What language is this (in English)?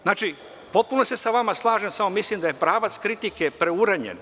Serbian